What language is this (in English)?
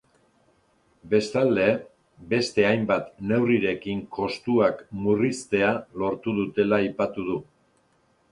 Basque